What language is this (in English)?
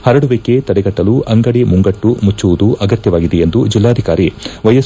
Kannada